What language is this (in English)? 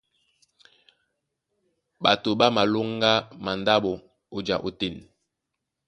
Duala